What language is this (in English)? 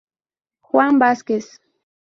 Spanish